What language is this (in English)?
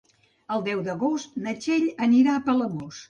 Catalan